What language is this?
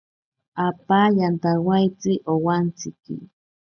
Ashéninka Perené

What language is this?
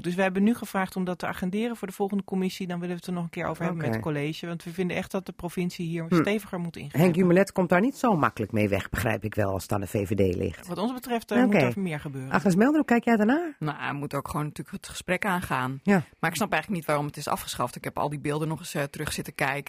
Dutch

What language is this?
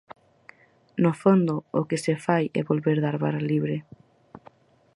Galician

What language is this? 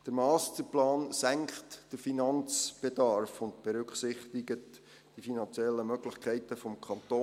Swiss German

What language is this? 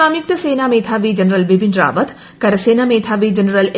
Malayalam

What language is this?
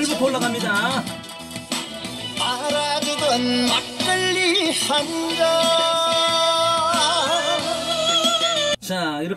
Korean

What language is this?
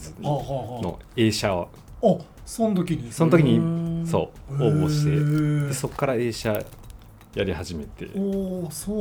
Japanese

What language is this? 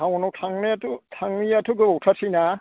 Bodo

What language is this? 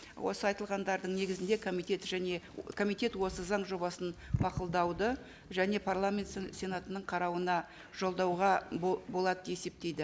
Kazakh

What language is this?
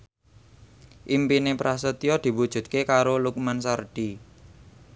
Javanese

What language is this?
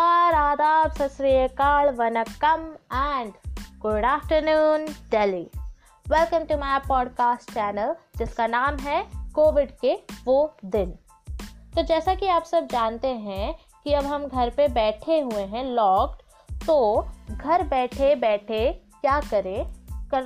Hindi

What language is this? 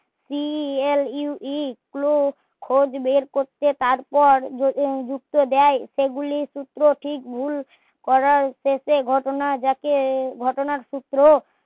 Bangla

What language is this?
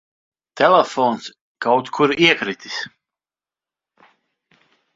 Latvian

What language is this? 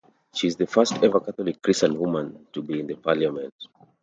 English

